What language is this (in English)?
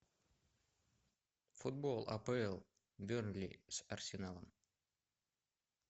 Russian